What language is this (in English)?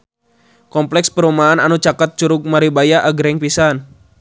Sundanese